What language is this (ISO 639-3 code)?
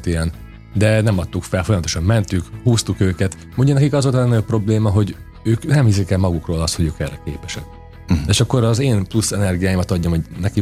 hun